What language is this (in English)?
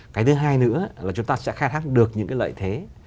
Vietnamese